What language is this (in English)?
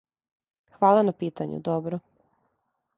Serbian